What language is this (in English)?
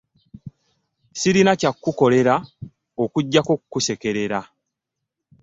Ganda